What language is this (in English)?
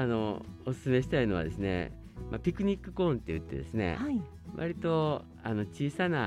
Japanese